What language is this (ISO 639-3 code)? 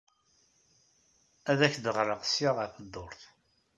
kab